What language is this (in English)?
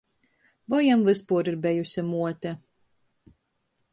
Latgalian